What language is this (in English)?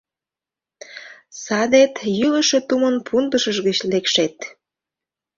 Mari